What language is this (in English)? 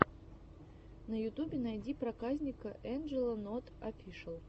Russian